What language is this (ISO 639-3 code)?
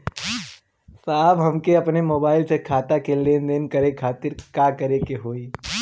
bho